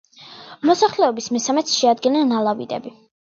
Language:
Georgian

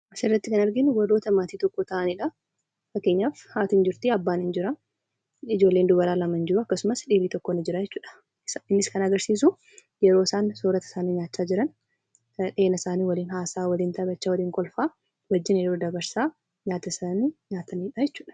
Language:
Oromo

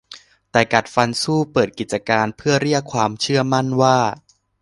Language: Thai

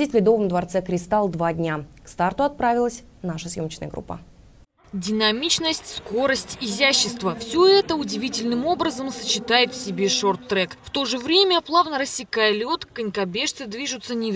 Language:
Russian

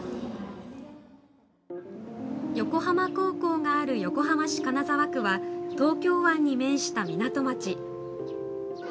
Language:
Japanese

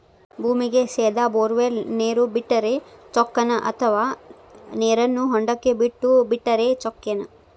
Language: Kannada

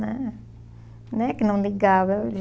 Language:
Portuguese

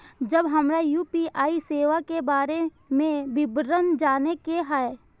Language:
Maithili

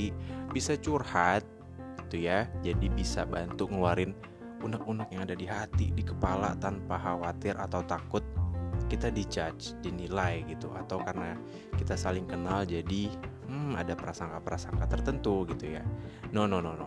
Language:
Indonesian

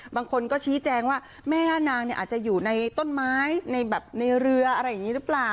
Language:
Thai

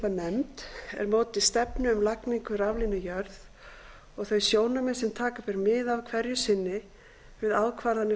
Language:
Icelandic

